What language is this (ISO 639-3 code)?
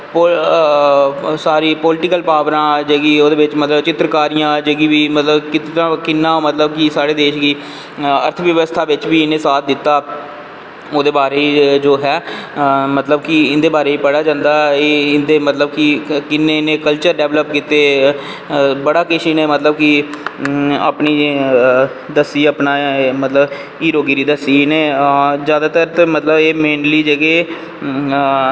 doi